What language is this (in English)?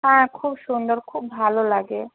Bangla